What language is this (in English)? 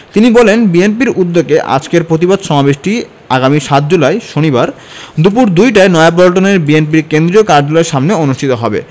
Bangla